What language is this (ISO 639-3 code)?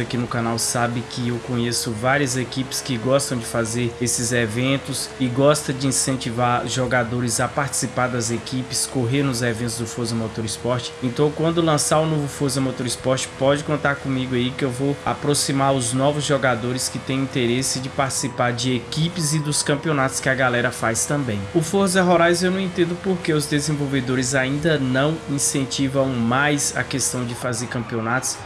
por